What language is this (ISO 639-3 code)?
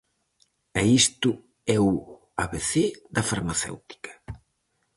glg